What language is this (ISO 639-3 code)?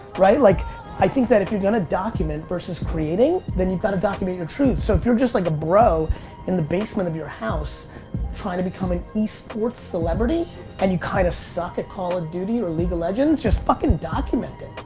eng